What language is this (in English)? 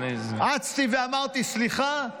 Hebrew